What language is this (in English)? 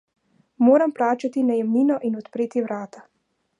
Slovenian